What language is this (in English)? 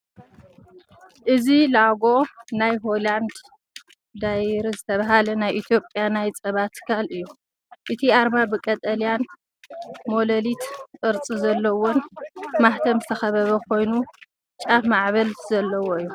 Tigrinya